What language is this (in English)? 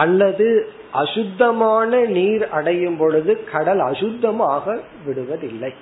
Tamil